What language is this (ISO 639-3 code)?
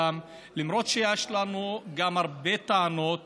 heb